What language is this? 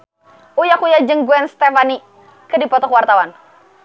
Sundanese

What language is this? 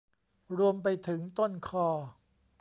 Thai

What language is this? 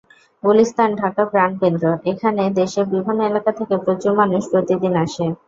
Bangla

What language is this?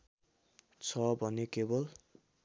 Nepali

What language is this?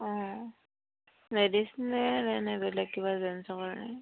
Assamese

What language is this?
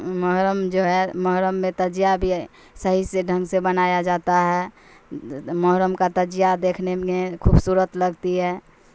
Urdu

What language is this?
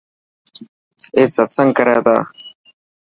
Dhatki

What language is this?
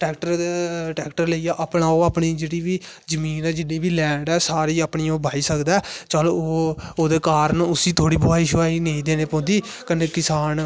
Dogri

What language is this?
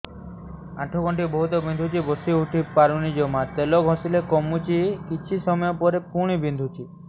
Odia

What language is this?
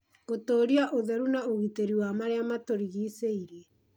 Kikuyu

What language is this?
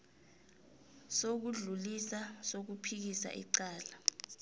South Ndebele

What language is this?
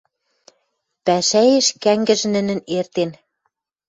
Western Mari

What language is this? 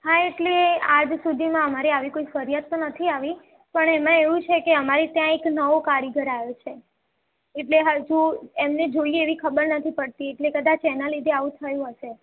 Gujarati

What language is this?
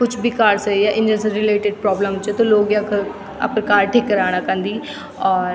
Garhwali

